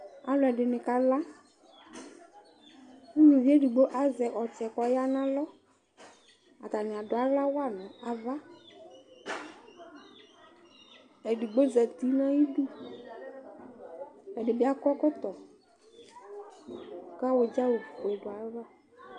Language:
Ikposo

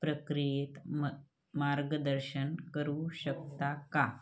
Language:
Marathi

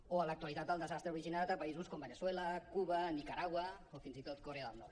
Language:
Catalan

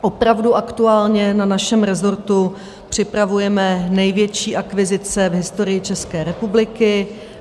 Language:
Czech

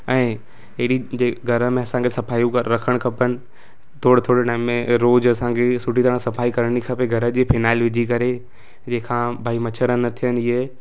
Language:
Sindhi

